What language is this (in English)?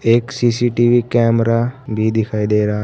Hindi